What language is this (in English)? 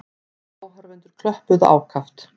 Icelandic